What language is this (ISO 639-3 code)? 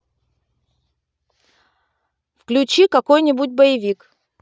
rus